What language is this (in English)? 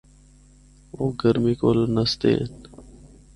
Northern Hindko